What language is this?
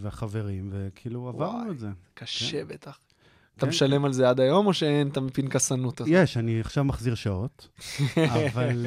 Hebrew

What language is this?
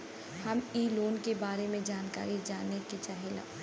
Bhojpuri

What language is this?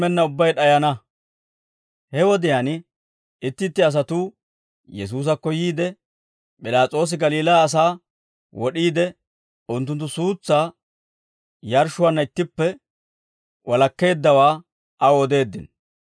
Dawro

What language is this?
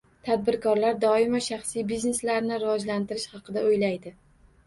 Uzbek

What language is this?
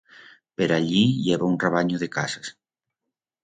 Aragonese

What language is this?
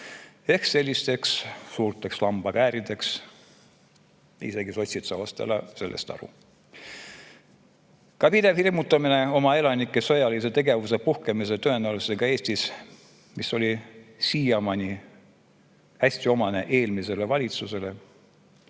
Estonian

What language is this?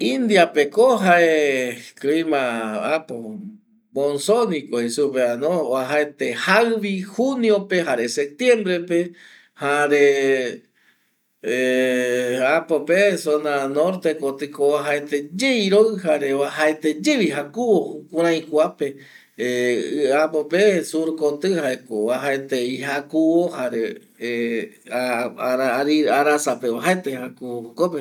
Eastern Bolivian Guaraní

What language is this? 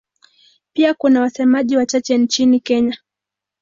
Swahili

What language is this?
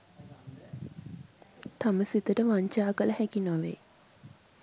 Sinhala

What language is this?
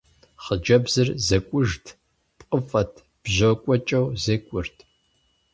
Kabardian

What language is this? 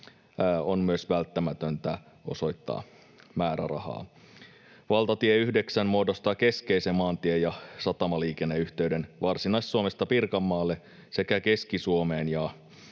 Finnish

